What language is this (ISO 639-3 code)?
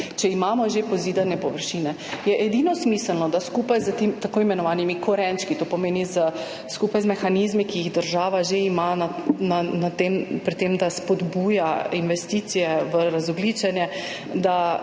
slv